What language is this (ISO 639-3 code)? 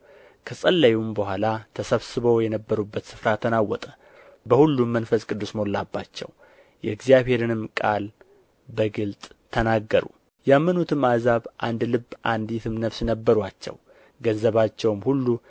amh